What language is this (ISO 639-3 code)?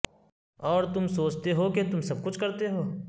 urd